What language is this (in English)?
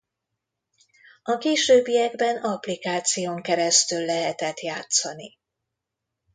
Hungarian